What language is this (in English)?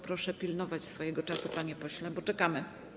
Polish